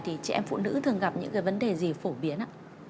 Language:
Vietnamese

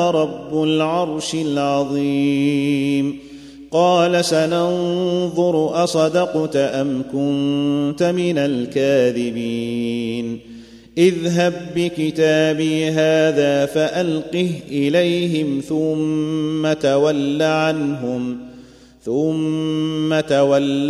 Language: Arabic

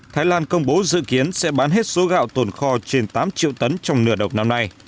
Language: Vietnamese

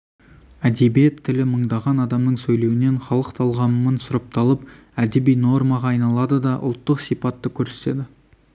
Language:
Kazakh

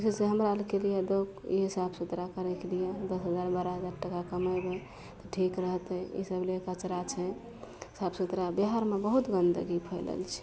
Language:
Maithili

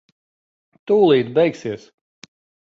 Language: Latvian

